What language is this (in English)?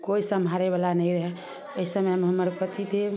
Maithili